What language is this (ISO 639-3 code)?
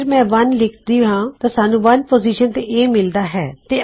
pan